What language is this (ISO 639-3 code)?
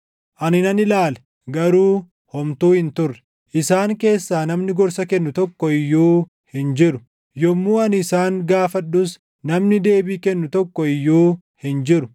orm